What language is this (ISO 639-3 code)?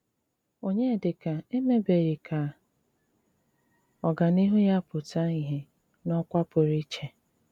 ibo